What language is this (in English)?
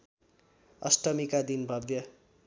Nepali